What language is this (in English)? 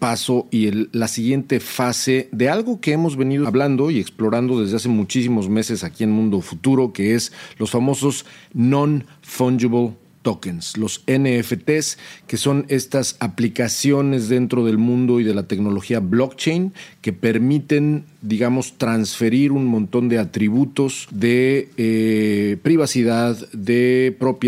Spanish